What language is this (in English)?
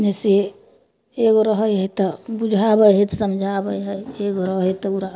Maithili